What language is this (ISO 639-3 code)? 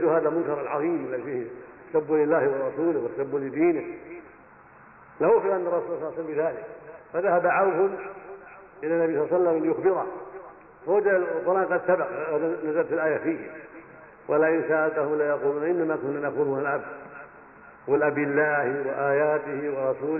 ara